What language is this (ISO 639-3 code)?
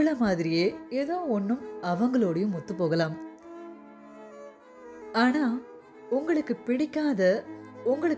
tam